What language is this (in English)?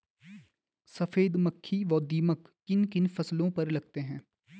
Hindi